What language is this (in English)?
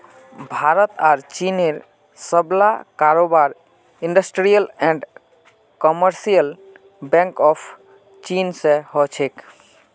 Magahi